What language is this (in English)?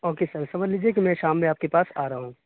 Urdu